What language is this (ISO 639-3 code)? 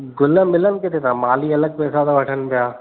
snd